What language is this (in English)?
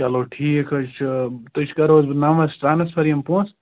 Kashmiri